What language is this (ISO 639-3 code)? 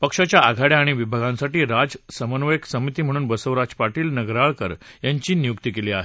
mar